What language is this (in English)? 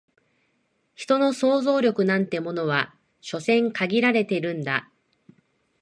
Japanese